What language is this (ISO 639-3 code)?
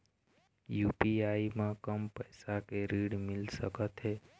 hne